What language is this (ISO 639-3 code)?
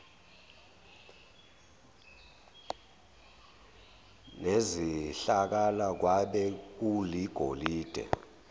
zul